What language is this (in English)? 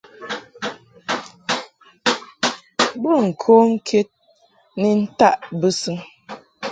Mungaka